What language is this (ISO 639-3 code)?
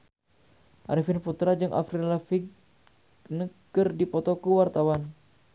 sun